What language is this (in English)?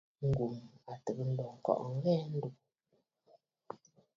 Bafut